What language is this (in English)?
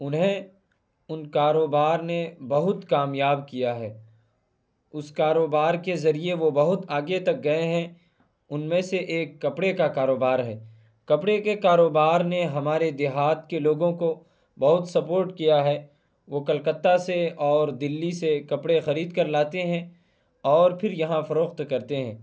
Urdu